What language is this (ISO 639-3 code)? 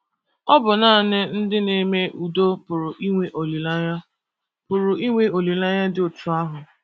ibo